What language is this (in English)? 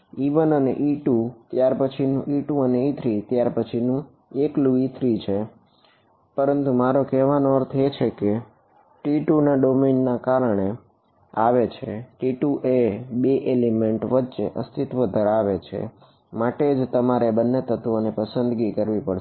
Gujarati